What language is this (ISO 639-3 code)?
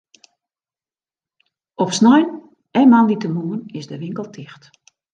fry